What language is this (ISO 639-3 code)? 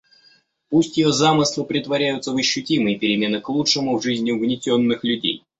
rus